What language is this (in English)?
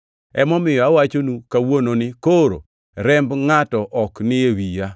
Luo (Kenya and Tanzania)